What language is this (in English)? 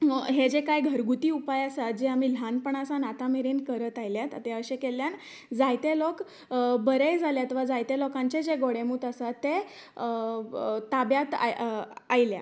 Konkani